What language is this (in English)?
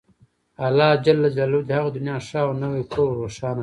Pashto